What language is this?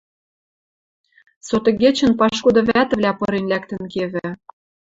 Western Mari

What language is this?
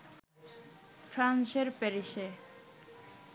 Bangla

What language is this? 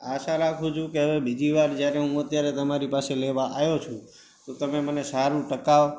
Gujarati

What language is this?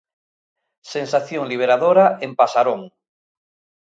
Galician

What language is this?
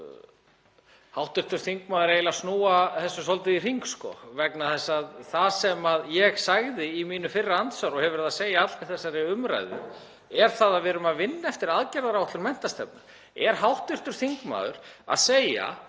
Icelandic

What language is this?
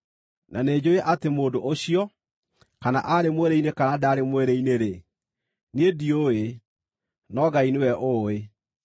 Kikuyu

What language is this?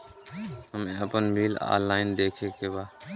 Bhojpuri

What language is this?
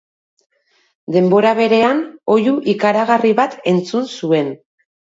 Basque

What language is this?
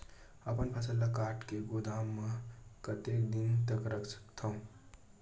Chhattisgarhi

